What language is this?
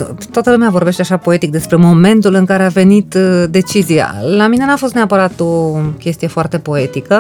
Romanian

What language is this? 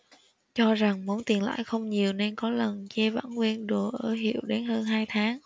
Vietnamese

